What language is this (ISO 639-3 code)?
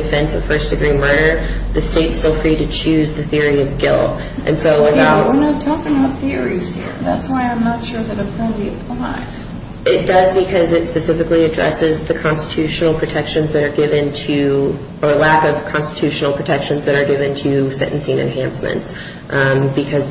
eng